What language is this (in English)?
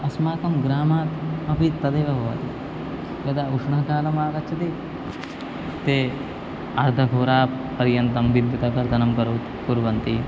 Sanskrit